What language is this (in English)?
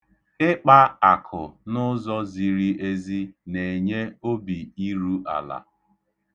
Igbo